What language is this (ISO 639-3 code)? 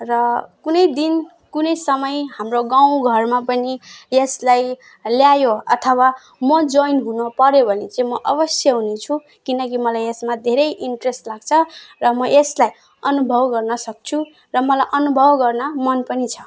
nep